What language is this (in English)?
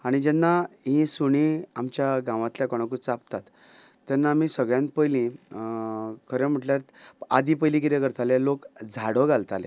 Konkani